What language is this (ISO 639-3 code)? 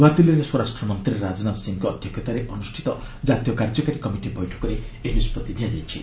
ori